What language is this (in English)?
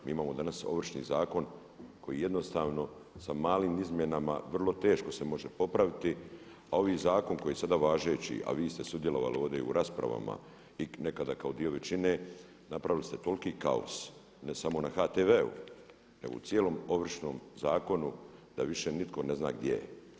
Croatian